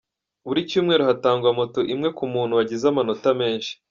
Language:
Kinyarwanda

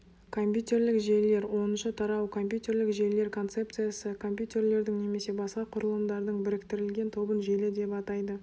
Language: Kazakh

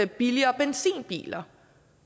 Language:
Danish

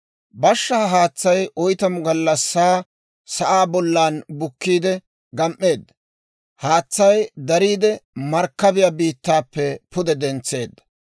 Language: Dawro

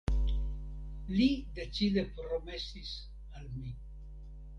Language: Esperanto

